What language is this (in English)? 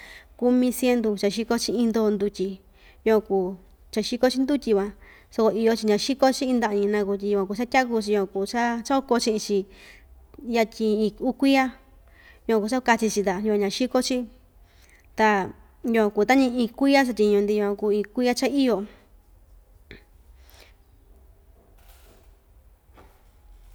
Ixtayutla Mixtec